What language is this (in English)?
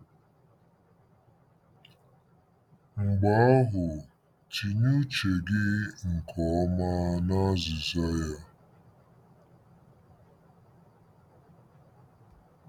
Igbo